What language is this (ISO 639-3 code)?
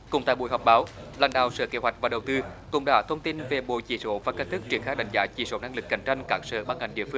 vie